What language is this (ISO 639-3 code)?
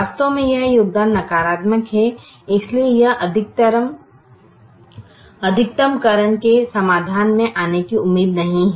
hin